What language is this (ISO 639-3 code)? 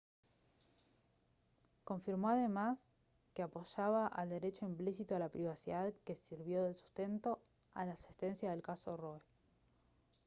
spa